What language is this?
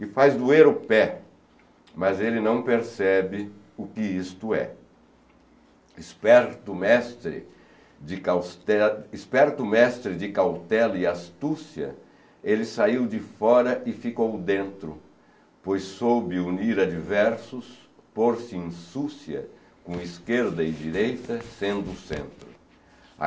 Portuguese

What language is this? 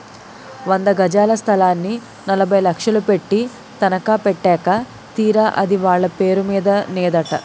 Telugu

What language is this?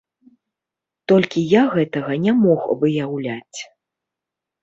Belarusian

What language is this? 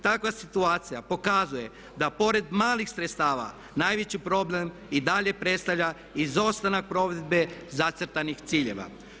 Croatian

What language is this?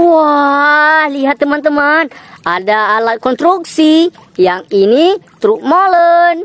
Indonesian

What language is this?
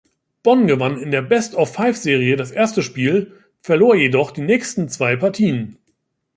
German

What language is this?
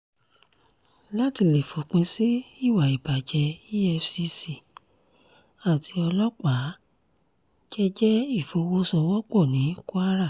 Yoruba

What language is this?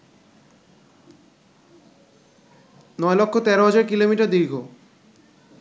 Bangla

